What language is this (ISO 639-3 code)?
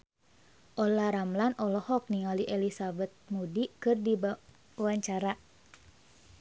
sun